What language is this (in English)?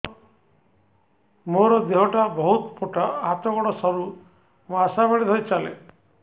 Odia